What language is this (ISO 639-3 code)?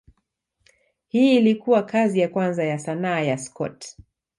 swa